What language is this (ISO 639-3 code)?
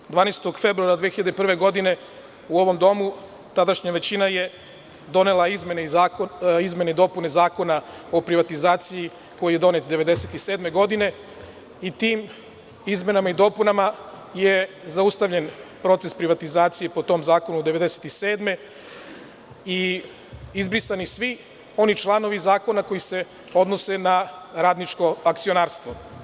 srp